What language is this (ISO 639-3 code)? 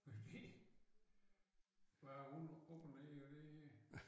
dan